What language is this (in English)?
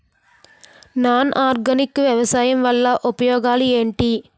Telugu